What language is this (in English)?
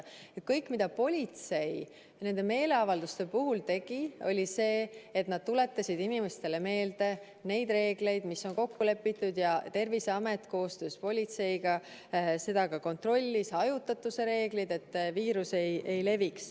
Estonian